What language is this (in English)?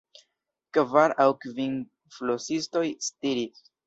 Esperanto